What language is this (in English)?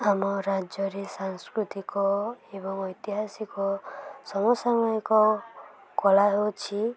Odia